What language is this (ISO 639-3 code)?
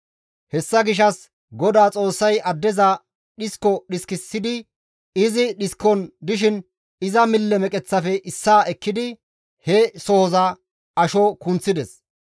gmv